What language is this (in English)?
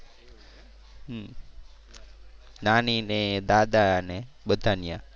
Gujarati